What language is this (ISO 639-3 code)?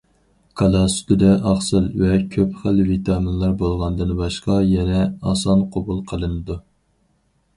uig